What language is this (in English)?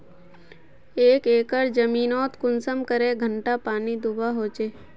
Magahi